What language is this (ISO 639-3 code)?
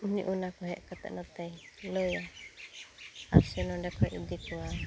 sat